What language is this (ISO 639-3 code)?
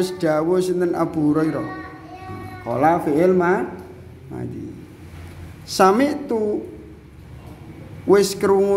ind